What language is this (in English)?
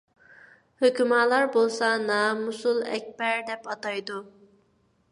Uyghur